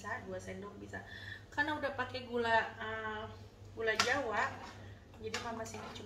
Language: Indonesian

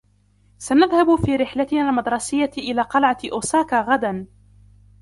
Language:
Arabic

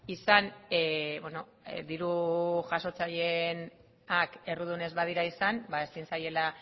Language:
Basque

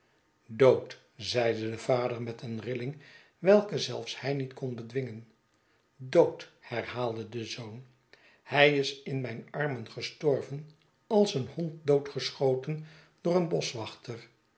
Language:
Dutch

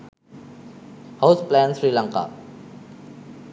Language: Sinhala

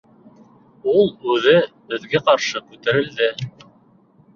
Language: Bashkir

